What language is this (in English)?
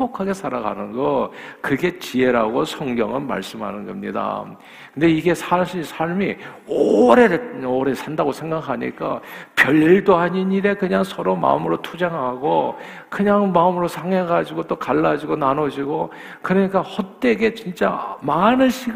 Korean